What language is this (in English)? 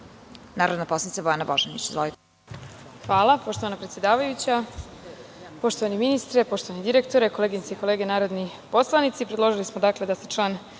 Serbian